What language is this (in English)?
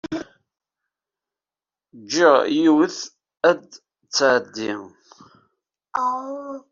Kabyle